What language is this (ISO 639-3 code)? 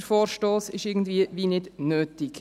gsw